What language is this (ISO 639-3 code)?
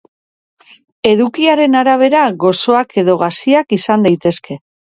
eus